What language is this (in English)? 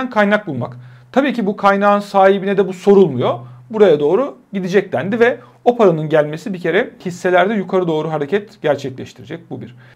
Turkish